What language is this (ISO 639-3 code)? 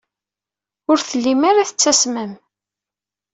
kab